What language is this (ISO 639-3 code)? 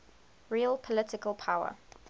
eng